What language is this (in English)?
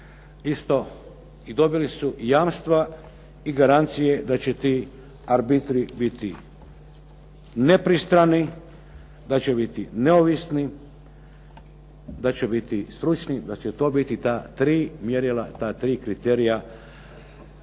Croatian